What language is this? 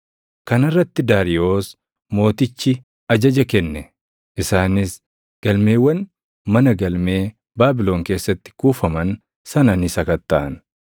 Oromo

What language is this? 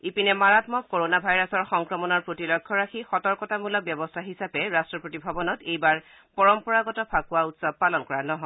Assamese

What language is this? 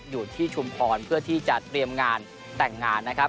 Thai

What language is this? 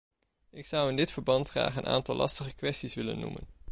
Dutch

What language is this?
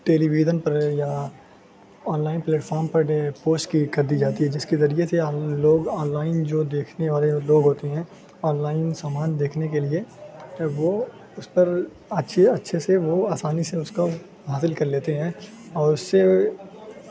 Urdu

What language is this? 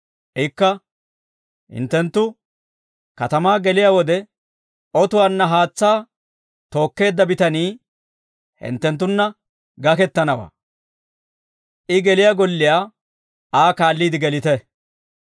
Dawro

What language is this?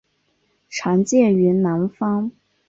Chinese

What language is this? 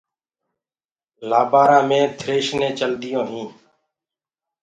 Gurgula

